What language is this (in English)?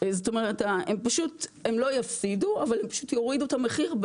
Hebrew